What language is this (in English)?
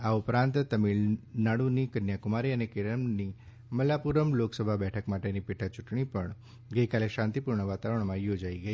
Gujarati